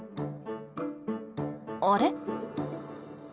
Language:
Japanese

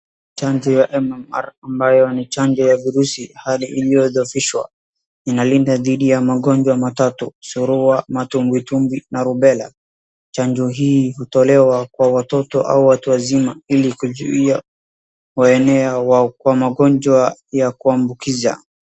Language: Swahili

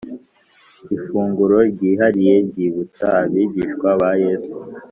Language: Kinyarwanda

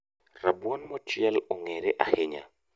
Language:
Luo (Kenya and Tanzania)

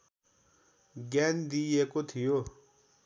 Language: Nepali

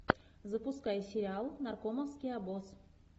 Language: Russian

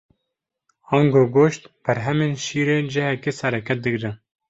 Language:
Kurdish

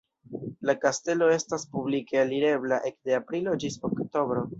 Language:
Esperanto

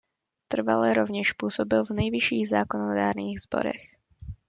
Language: Czech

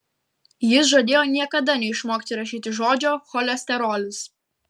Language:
Lithuanian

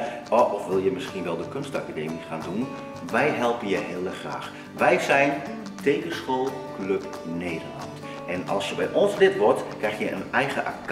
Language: Dutch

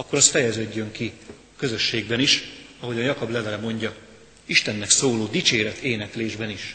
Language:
Hungarian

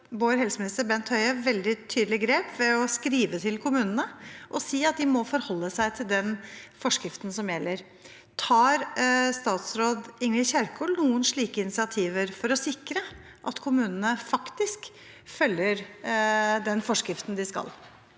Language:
Norwegian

